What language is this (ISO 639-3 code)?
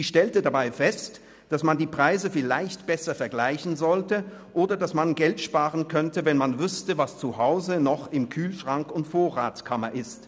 gsw